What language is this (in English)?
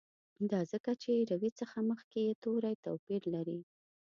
Pashto